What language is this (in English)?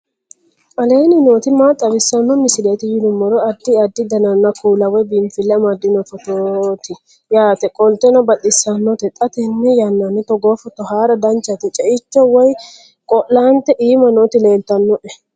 Sidamo